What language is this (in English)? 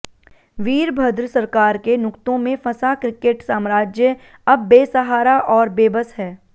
Hindi